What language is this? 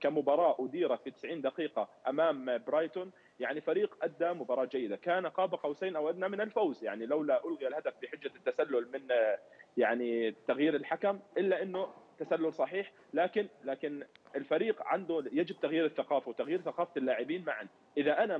Arabic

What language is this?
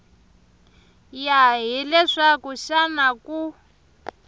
Tsonga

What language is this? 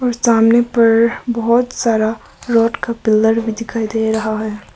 Hindi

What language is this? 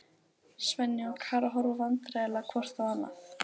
Icelandic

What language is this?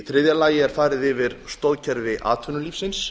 Icelandic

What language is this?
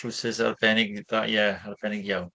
Welsh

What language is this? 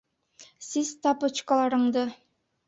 Bashkir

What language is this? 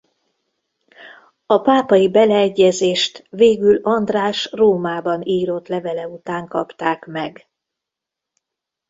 Hungarian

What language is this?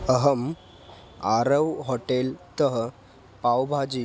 Sanskrit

